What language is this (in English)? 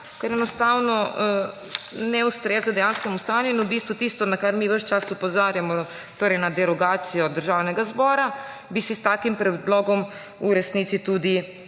Slovenian